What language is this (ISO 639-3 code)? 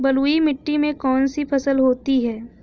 hin